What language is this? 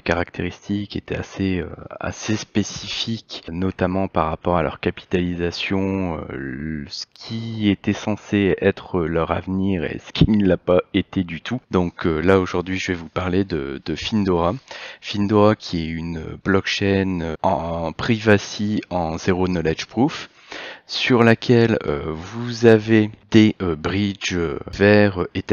French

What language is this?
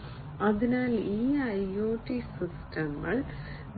Malayalam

